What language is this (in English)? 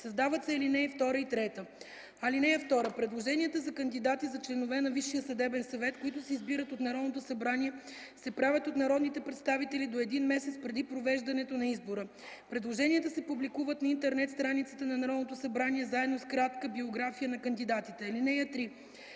Bulgarian